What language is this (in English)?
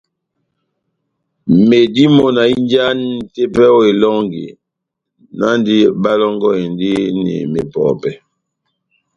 Batanga